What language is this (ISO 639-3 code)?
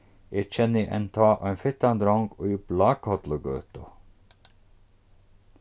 fao